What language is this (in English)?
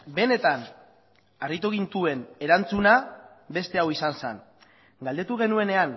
Basque